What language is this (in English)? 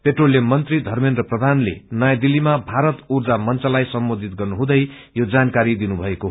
Nepali